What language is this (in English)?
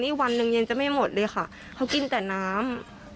Thai